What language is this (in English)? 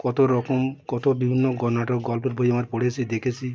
Bangla